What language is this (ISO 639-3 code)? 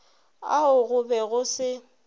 nso